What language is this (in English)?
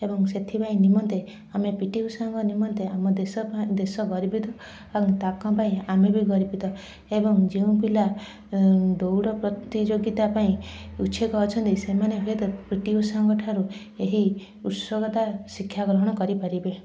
Odia